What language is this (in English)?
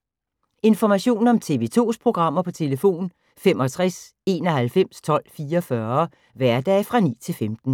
Danish